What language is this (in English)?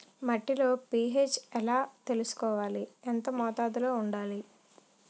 Telugu